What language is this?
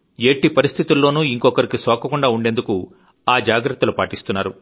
Telugu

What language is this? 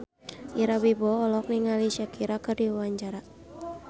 Sundanese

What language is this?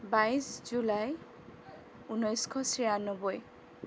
Assamese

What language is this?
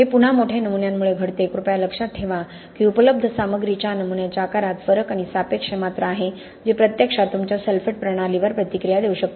Marathi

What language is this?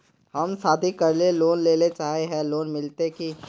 Magahi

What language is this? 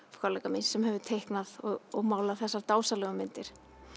Icelandic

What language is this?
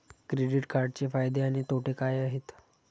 Marathi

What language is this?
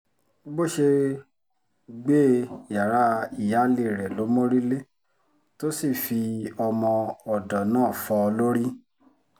Yoruba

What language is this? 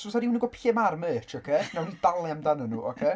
Welsh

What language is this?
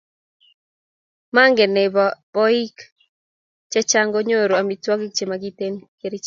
Kalenjin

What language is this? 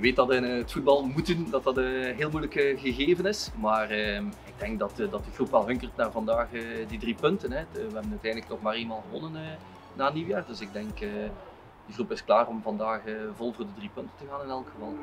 Dutch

